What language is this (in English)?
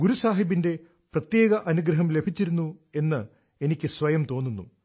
Malayalam